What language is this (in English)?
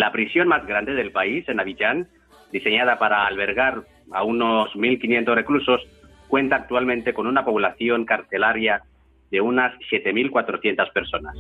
Spanish